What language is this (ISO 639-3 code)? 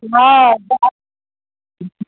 mai